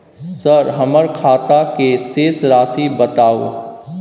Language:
Maithili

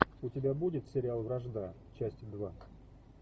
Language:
Russian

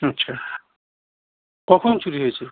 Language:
Bangla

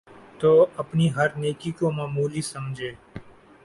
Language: Urdu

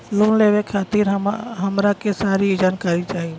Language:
Bhojpuri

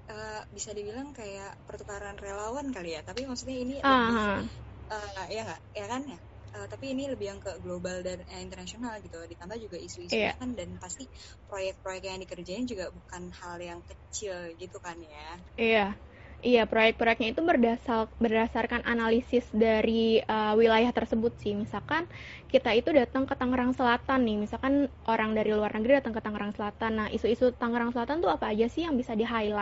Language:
Indonesian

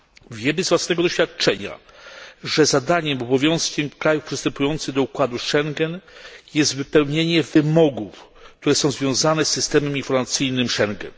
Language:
Polish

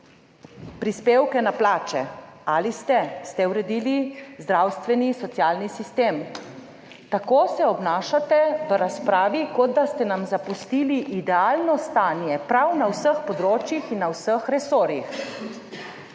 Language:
Slovenian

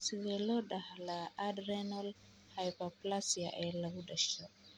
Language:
Somali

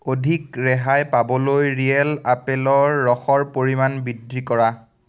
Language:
Assamese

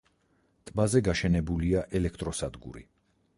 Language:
Georgian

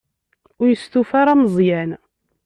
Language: Kabyle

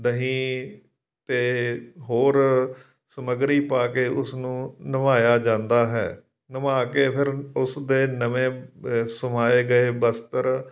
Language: Punjabi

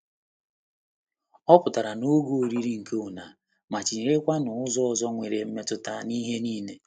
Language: Igbo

